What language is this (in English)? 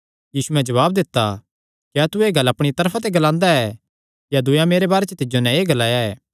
Kangri